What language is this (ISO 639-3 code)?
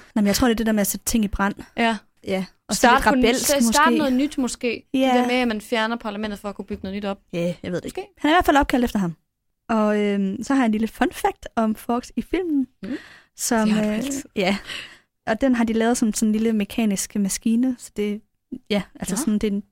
dan